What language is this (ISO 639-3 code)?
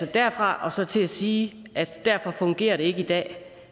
dan